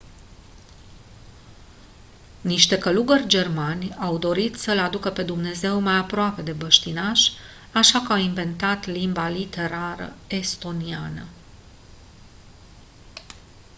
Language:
Romanian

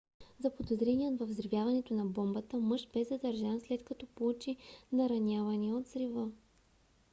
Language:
Bulgarian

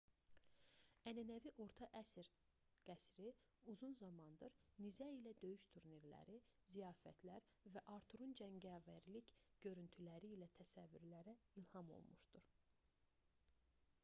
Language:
Azerbaijani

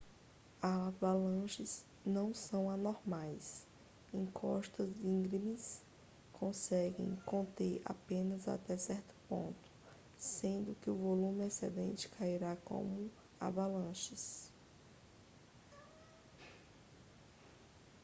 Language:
Portuguese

